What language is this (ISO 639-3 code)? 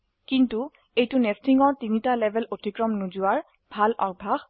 asm